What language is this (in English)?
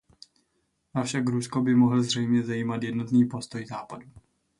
Czech